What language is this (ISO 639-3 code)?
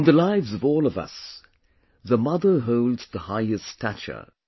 eng